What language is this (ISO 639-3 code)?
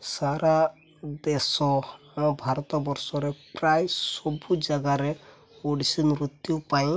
ori